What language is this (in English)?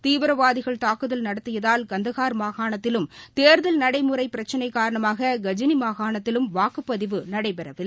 Tamil